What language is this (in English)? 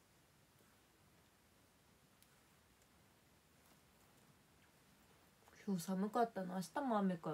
Japanese